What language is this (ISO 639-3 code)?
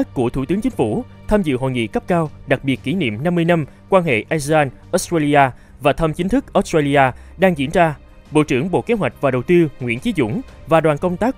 vie